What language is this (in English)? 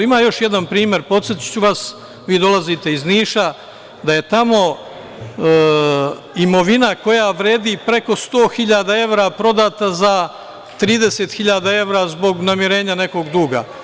Serbian